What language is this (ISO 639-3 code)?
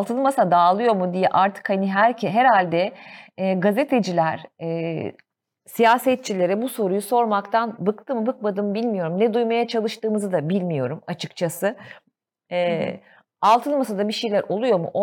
tur